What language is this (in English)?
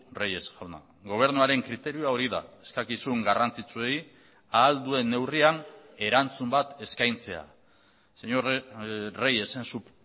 Basque